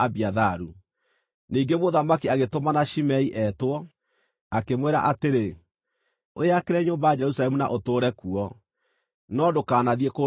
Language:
Kikuyu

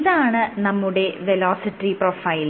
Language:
Malayalam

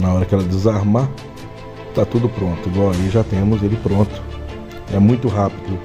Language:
Portuguese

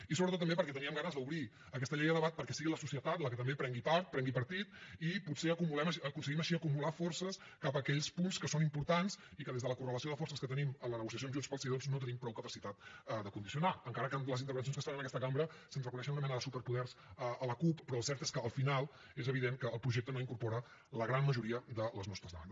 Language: Catalan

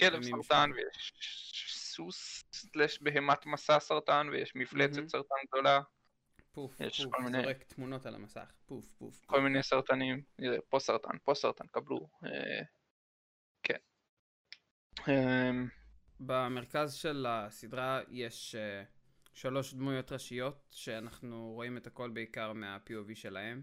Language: Hebrew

